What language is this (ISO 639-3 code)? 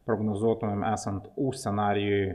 lit